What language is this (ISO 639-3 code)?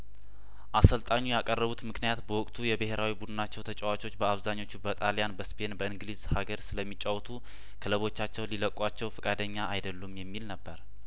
amh